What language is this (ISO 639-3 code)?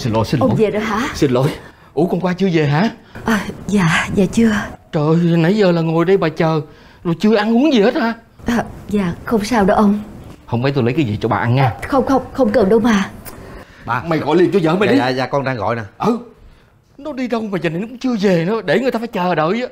vie